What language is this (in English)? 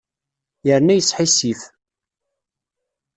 Kabyle